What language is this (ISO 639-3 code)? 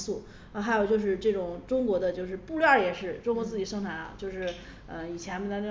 zho